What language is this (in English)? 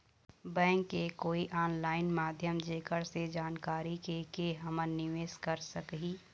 Chhattisgarhi